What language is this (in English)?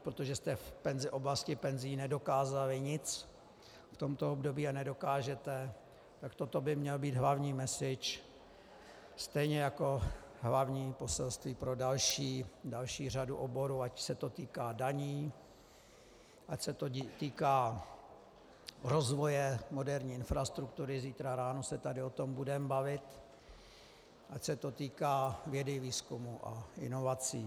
Czech